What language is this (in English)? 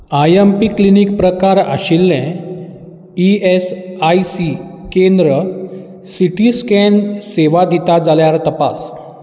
Konkani